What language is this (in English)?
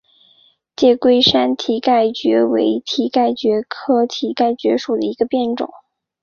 Chinese